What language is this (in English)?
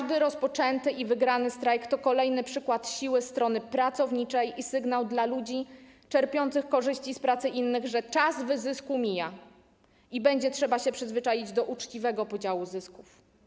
Polish